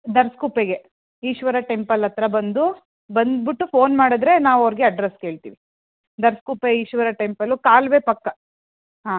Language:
Kannada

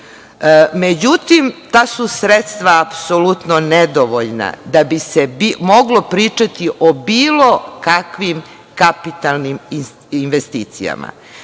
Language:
Serbian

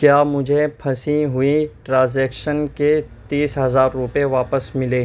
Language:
Urdu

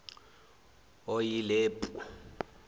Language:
Zulu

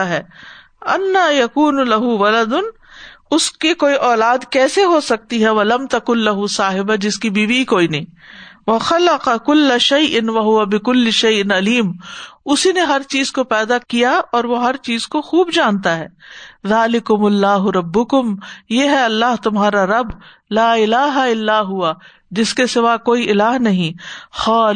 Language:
Urdu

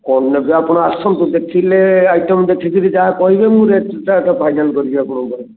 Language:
Odia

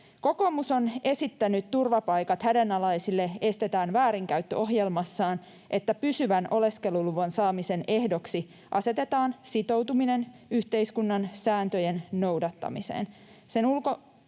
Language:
Finnish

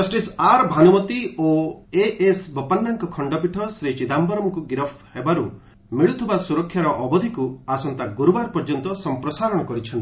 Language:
Odia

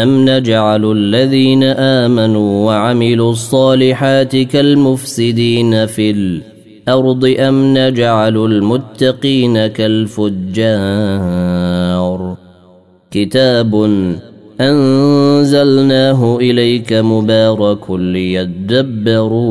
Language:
Arabic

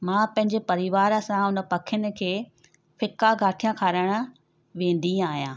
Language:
Sindhi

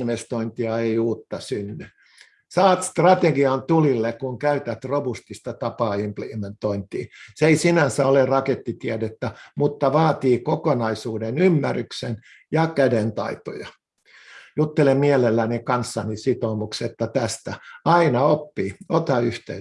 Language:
Finnish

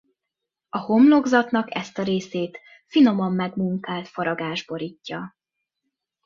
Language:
Hungarian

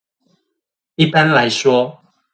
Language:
Chinese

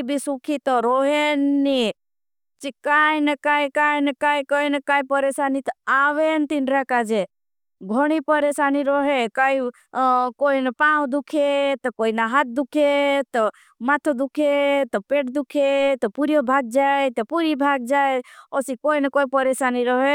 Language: Bhili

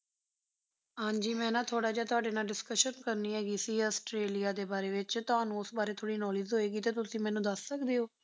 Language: Punjabi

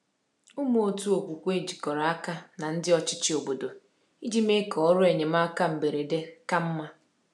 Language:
Igbo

